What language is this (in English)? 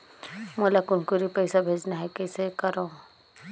Chhattisgarhi